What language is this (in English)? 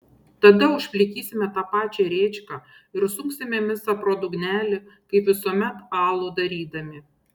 Lithuanian